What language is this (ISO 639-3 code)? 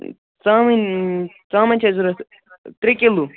kas